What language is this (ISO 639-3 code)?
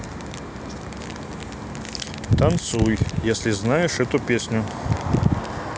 rus